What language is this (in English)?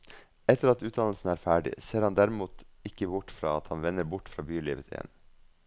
Norwegian